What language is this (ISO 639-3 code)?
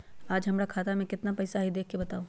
mag